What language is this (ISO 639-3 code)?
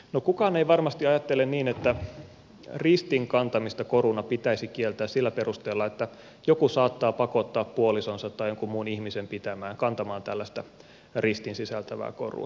fin